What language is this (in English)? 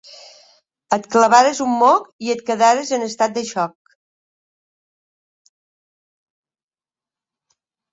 Catalan